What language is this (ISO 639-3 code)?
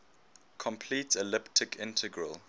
eng